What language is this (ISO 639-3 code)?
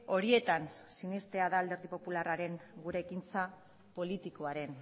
eus